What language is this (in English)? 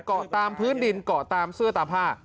Thai